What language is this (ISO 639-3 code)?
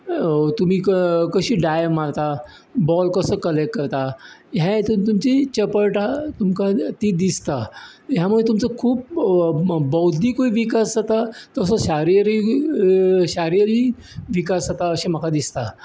kok